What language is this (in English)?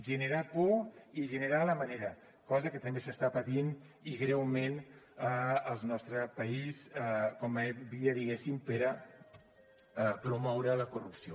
Catalan